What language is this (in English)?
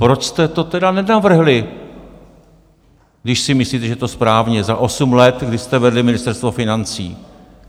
Czech